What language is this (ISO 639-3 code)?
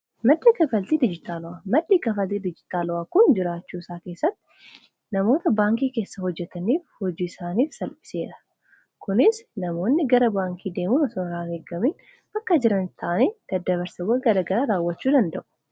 orm